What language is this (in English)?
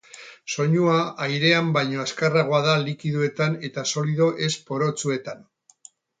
Basque